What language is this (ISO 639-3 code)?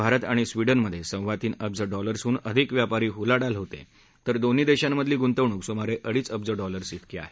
mar